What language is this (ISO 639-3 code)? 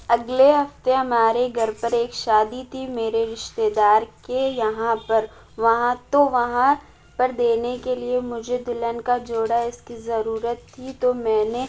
urd